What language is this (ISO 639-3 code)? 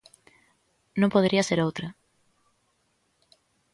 glg